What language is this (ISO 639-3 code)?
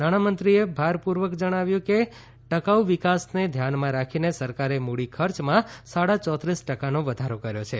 guj